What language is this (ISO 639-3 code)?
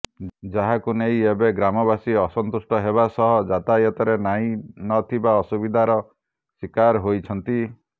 ori